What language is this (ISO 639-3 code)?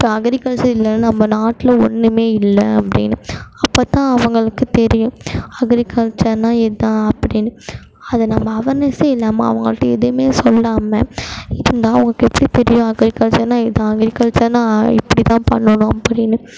tam